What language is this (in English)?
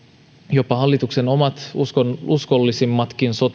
Finnish